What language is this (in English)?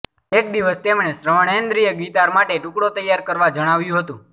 Gujarati